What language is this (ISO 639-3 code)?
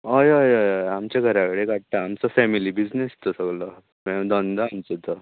kok